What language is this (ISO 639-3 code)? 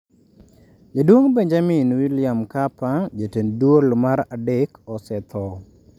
luo